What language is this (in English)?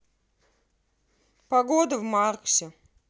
Russian